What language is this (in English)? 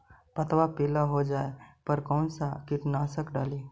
Magahi